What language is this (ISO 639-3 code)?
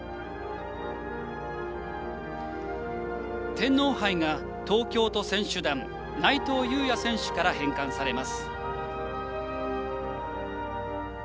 jpn